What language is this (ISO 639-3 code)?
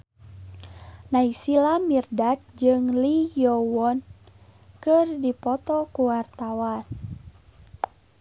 sun